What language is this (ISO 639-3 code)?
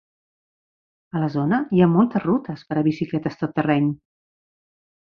cat